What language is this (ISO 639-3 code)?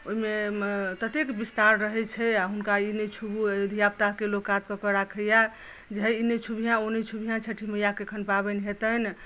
mai